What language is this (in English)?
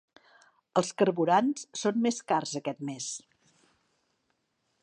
Catalan